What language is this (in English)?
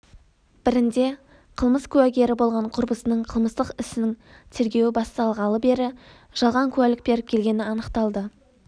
Kazakh